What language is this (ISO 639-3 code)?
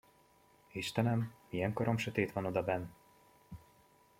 hun